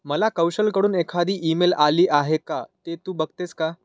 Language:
Marathi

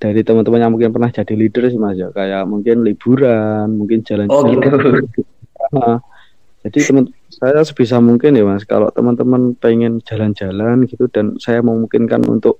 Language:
Indonesian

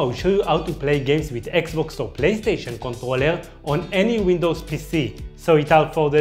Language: English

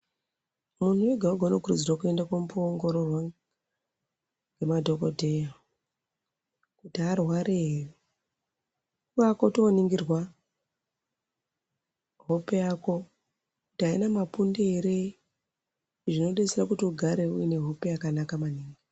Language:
Ndau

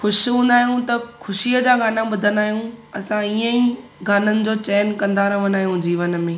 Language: Sindhi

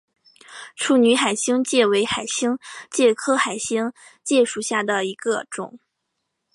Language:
Chinese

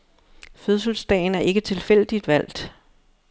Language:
Danish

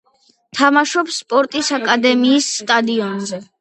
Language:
Georgian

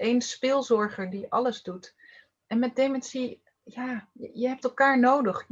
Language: Dutch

